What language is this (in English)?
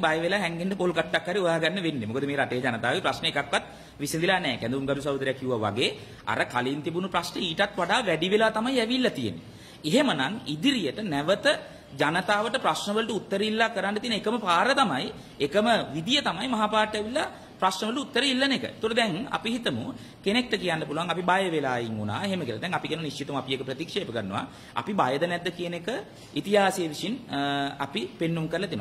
Indonesian